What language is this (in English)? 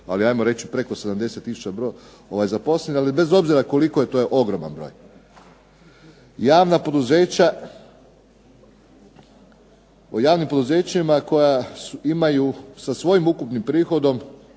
Croatian